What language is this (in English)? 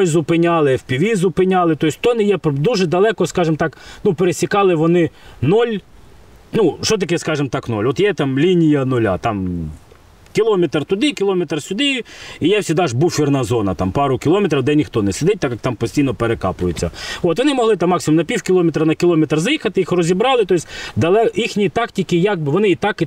Ukrainian